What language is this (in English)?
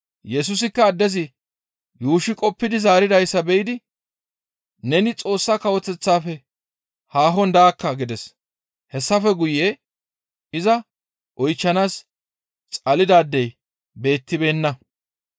Gamo